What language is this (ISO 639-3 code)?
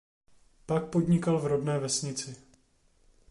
ces